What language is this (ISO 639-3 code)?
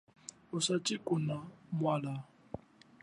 cjk